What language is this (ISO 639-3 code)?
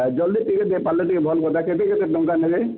ori